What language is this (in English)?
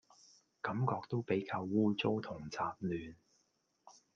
Cantonese